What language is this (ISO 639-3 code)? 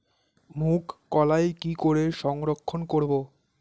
ben